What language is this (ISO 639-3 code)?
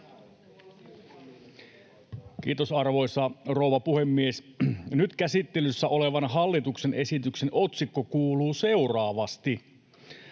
fin